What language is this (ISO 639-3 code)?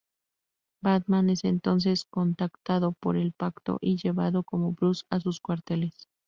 spa